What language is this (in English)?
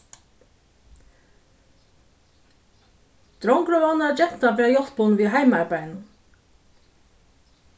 Faroese